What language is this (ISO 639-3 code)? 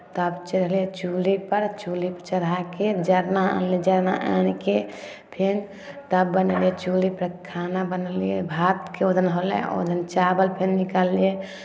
mai